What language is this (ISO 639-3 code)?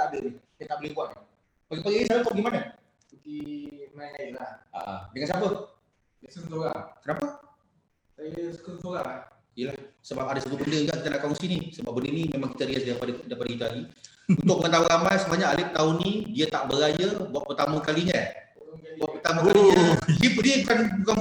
msa